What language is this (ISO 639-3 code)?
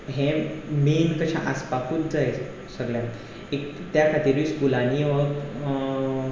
kok